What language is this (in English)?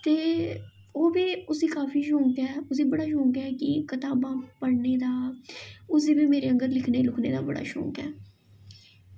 Dogri